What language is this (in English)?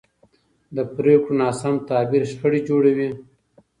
Pashto